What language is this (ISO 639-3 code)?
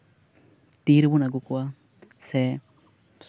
sat